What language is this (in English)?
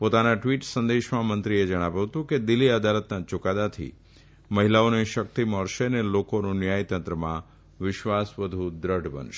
Gujarati